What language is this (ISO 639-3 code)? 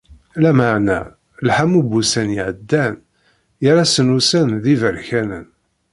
kab